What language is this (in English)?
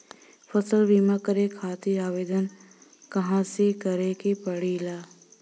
Bhojpuri